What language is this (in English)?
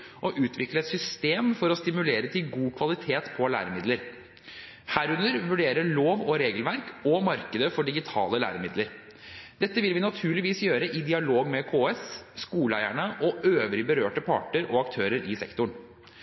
Norwegian Bokmål